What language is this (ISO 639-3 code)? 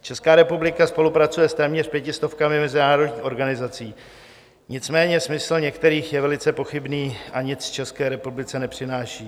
ces